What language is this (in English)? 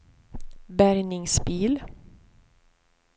Swedish